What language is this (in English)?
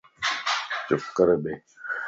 Lasi